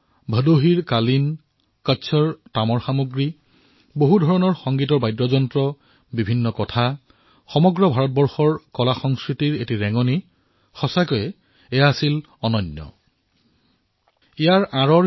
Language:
Assamese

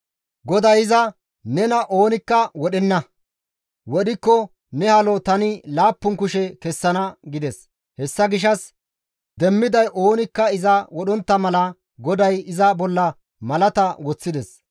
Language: Gamo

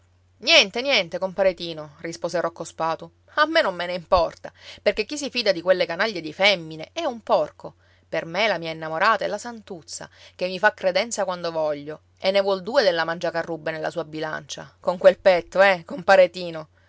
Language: Italian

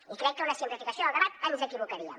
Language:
Catalan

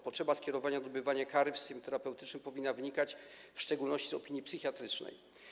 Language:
Polish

